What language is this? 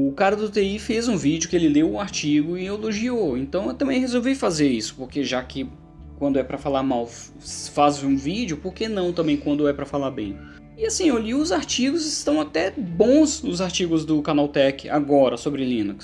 Portuguese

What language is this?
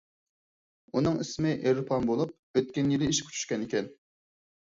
Uyghur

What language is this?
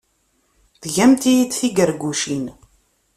Kabyle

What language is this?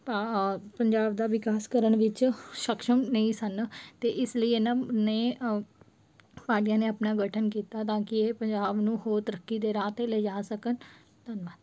Punjabi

